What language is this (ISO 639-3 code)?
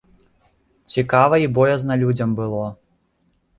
bel